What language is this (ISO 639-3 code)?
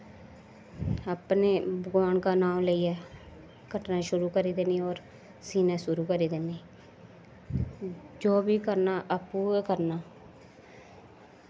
doi